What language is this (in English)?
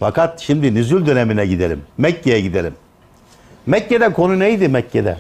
Turkish